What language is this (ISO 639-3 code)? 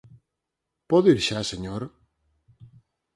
glg